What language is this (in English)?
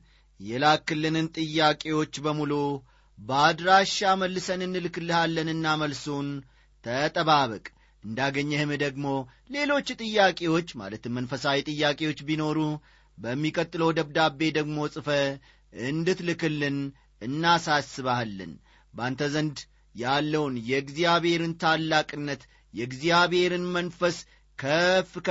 Amharic